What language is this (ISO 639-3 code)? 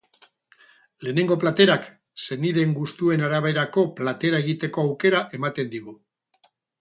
eus